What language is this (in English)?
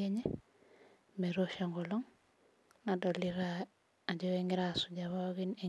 Masai